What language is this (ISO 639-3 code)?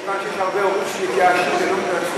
heb